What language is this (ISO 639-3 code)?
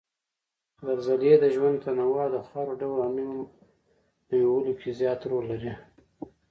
pus